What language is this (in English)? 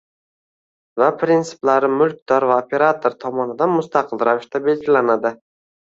Uzbek